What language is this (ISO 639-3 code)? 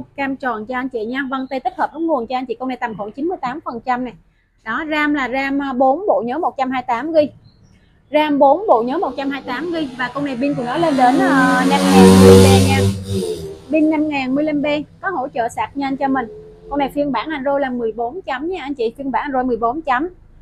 vie